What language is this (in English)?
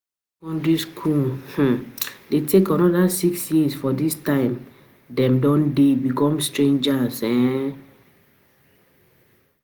Nigerian Pidgin